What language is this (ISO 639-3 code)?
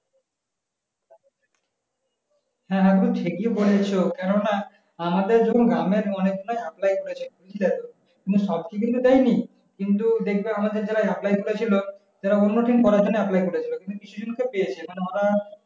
ben